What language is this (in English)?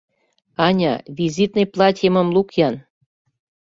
Mari